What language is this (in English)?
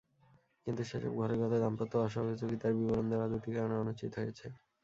Bangla